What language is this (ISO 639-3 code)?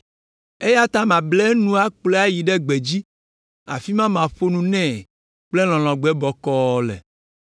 ewe